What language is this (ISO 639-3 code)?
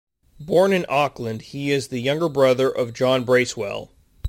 eng